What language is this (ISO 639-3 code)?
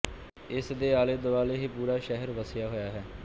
pan